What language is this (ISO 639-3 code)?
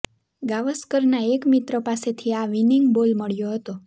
guj